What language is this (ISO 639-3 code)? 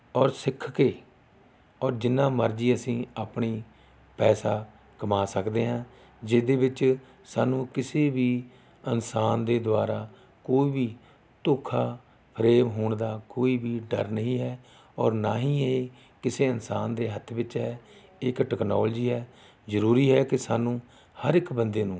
pan